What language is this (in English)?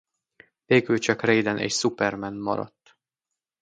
Hungarian